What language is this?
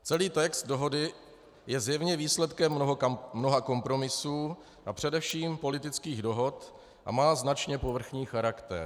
Czech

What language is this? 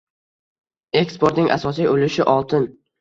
Uzbek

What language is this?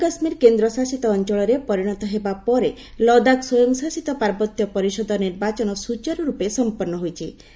Odia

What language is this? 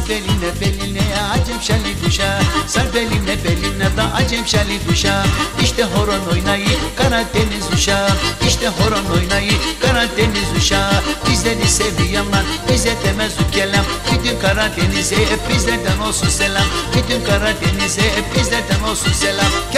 Turkish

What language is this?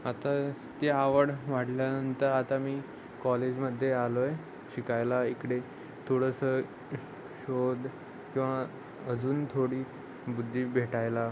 Marathi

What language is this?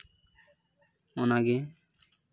Santali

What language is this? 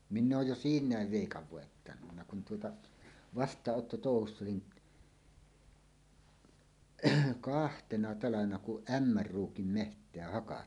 Finnish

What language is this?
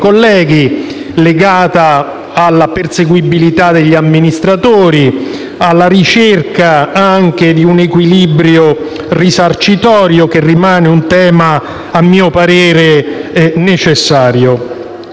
Italian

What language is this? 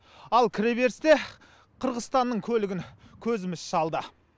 Kazakh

